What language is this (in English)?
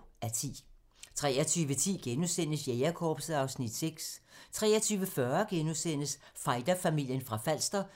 Danish